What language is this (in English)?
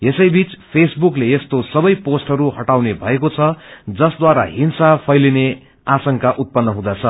Nepali